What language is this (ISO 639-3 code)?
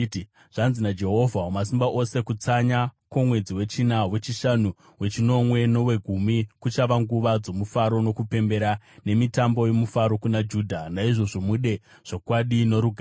sna